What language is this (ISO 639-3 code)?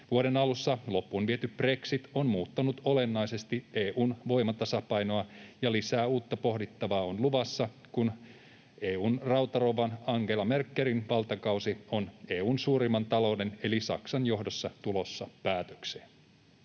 fin